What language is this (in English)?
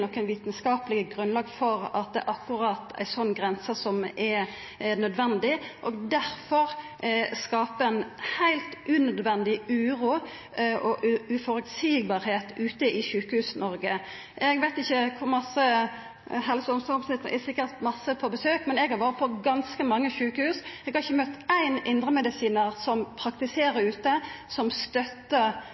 Norwegian Nynorsk